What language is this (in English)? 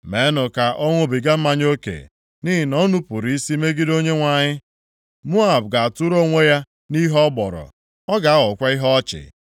Igbo